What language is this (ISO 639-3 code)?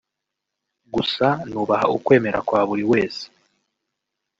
kin